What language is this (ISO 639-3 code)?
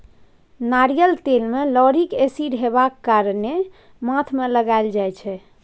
mai